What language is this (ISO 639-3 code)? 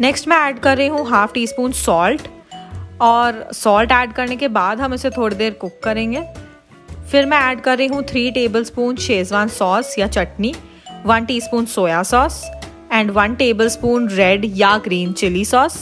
hin